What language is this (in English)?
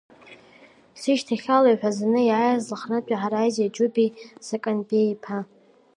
Abkhazian